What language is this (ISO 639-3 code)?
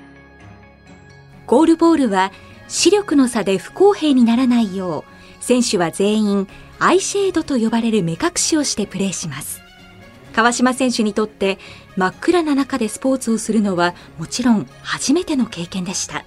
jpn